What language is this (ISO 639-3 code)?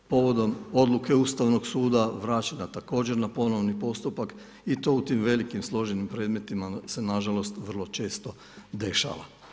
hrv